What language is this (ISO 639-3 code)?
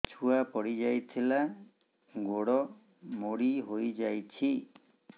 ori